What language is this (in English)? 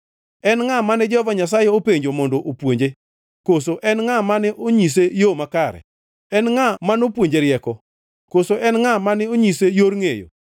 Luo (Kenya and Tanzania)